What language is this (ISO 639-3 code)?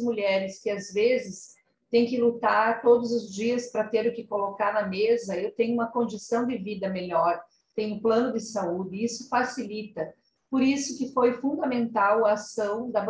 por